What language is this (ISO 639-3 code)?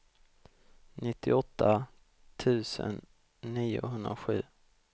swe